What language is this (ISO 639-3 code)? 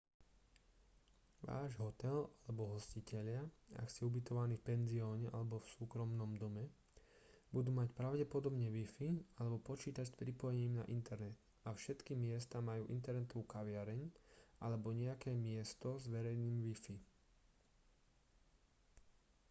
slk